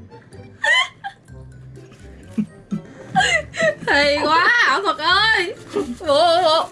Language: Vietnamese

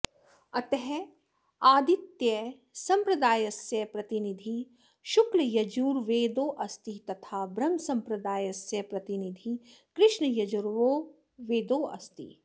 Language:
Sanskrit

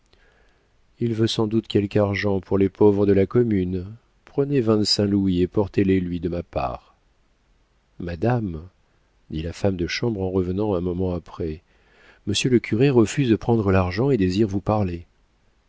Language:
French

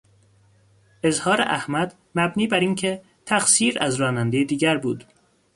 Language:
Persian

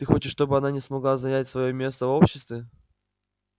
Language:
Russian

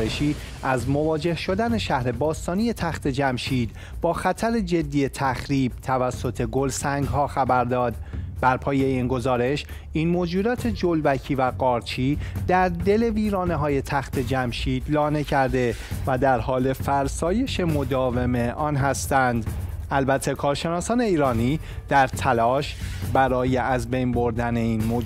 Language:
Persian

